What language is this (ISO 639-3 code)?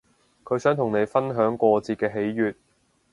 yue